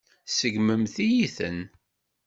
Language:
Kabyle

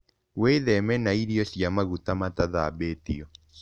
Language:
Kikuyu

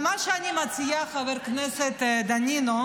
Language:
Hebrew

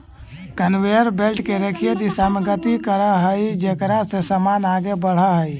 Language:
Magahi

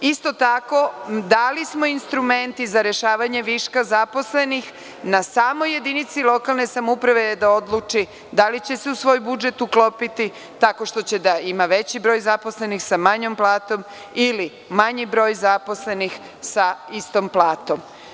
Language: Serbian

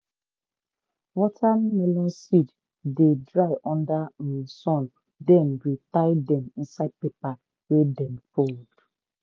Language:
Nigerian Pidgin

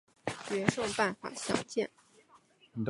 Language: Chinese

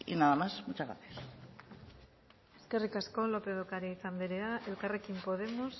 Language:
Basque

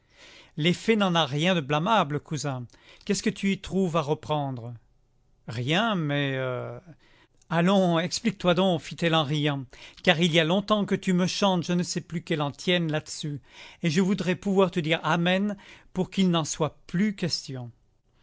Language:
French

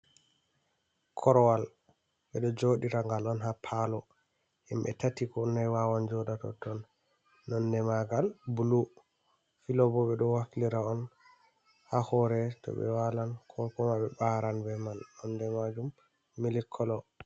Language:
Fula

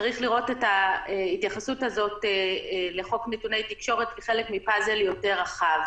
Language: Hebrew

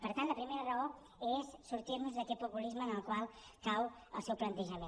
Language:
Catalan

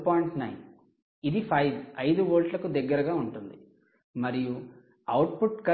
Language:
Telugu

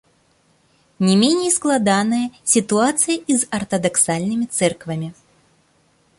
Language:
Belarusian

